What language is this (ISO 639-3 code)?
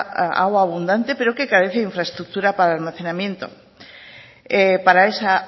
spa